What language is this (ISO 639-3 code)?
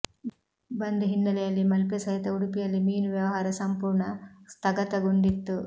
kan